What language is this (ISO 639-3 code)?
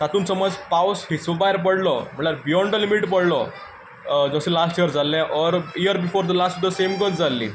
kok